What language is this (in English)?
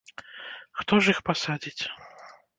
Belarusian